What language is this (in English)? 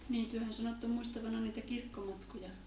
Finnish